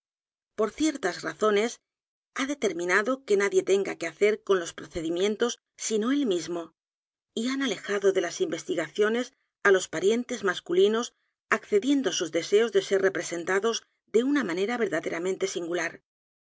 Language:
Spanish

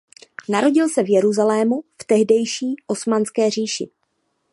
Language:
Czech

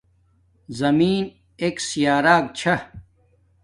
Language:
Domaaki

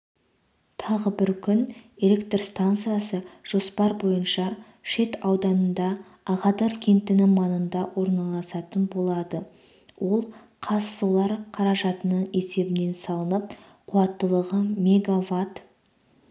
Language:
Kazakh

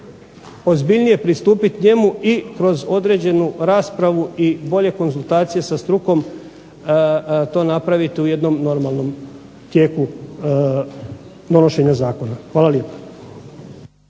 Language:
Croatian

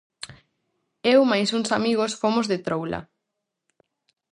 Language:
Galician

